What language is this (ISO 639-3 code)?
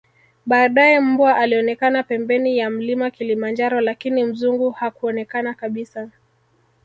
swa